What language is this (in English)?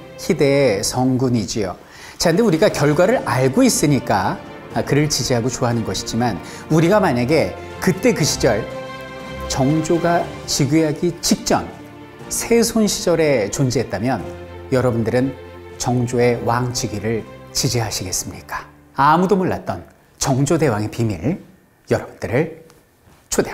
Korean